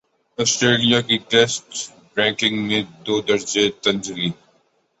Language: Urdu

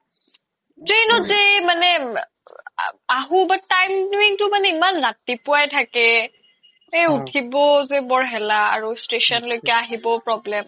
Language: Assamese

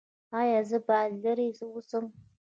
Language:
Pashto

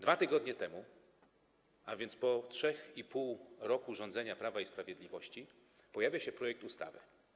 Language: Polish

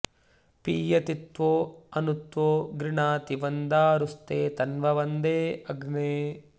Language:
Sanskrit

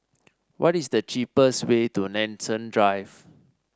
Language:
English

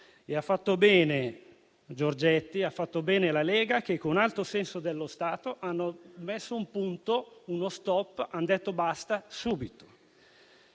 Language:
Italian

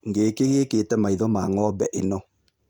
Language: Kikuyu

